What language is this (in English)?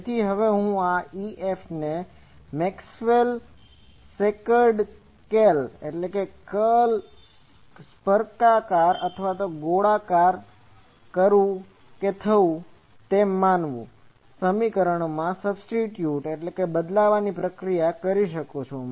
Gujarati